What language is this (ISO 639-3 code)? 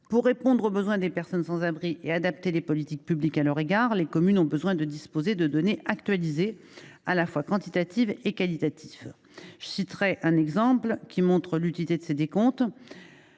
fra